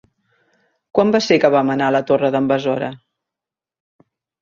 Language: Catalan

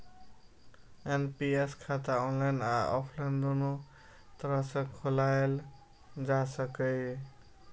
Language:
Maithili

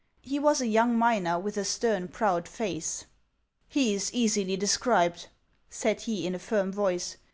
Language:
English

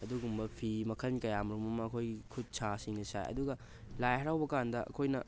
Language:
Manipuri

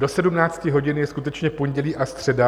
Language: Czech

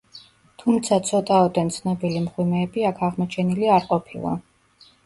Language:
Georgian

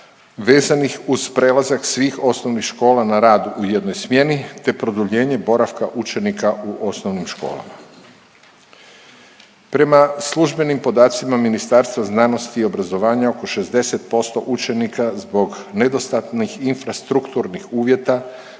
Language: Croatian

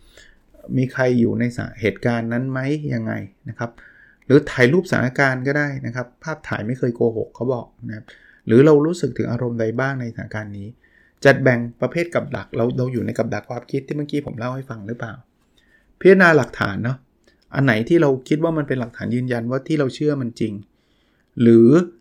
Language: Thai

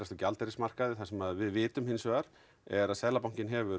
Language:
Icelandic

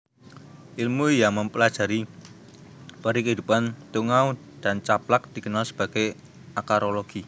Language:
Javanese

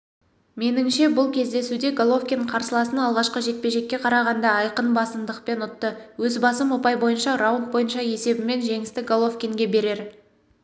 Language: Kazakh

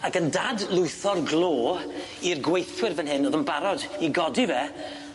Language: Welsh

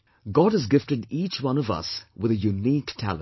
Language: English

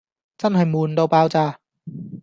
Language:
Cantonese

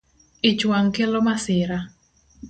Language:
Luo (Kenya and Tanzania)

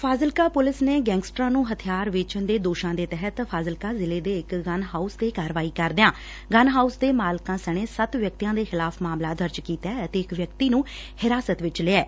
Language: Punjabi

